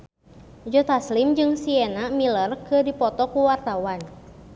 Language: Sundanese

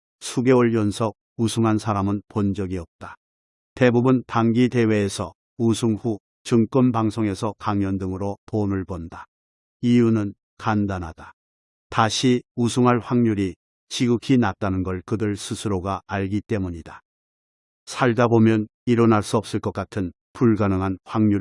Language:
Korean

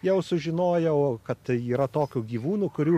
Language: Lithuanian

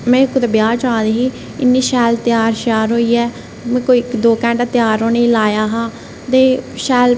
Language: Dogri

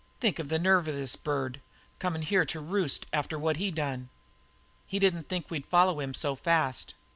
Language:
English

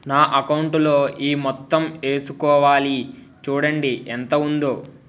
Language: Telugu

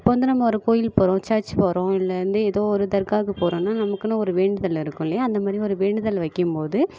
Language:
Tamil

